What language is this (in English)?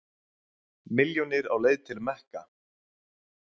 Icelandic